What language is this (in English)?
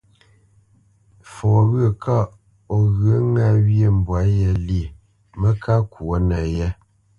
Bamenyam